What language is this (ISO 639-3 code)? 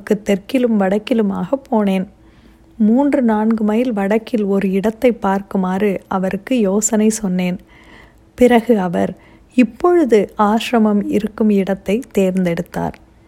tam